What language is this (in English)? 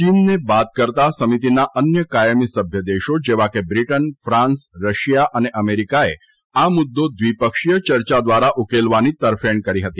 Gujarati